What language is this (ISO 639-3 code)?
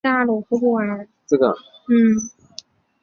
zho